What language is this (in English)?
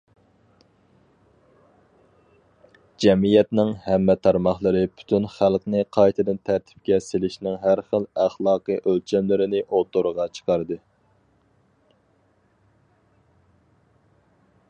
Uyghur